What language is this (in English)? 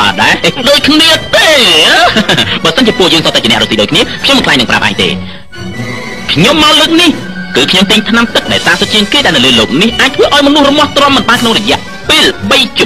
Thai